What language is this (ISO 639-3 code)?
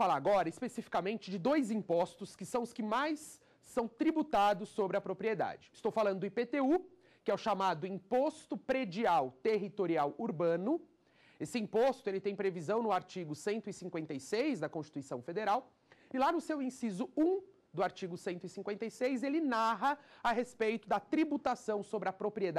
por